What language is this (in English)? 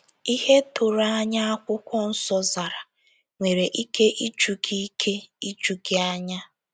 Igbo